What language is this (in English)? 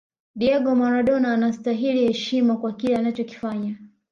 Swahili